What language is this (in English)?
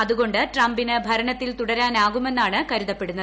Malayalam